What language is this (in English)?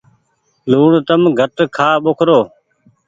Goaria